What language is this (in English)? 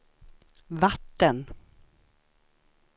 Swedish